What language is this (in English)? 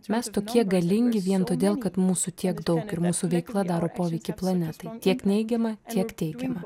Lithuanian